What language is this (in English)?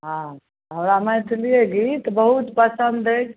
Maithili